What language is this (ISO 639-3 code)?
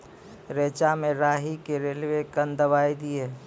mai